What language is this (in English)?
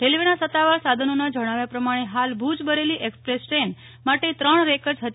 Gujarati